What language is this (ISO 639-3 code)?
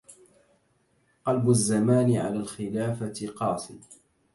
ara